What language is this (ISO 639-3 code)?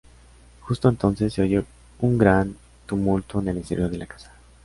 spa